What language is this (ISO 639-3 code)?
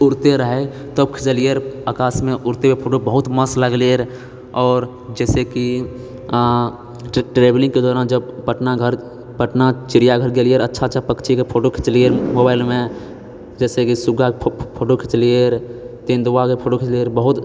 mai